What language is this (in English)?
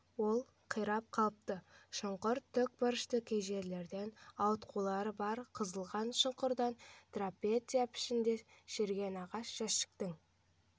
Kazakh